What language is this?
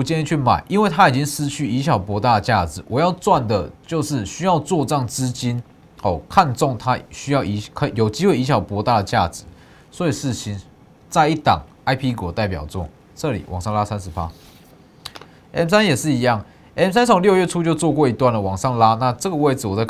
Chinese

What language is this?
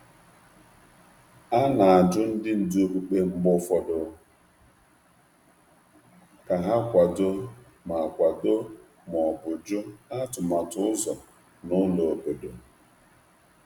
Igbo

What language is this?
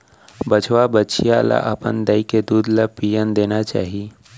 Chhattisgarhi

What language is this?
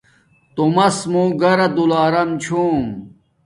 Domaaki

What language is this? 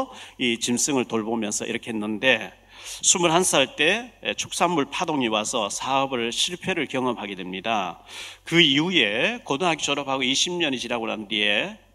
Korean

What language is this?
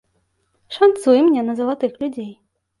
Belarusian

